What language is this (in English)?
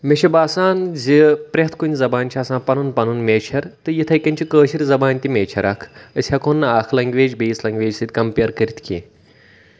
Kashmiri